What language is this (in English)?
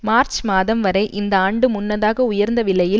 Tamil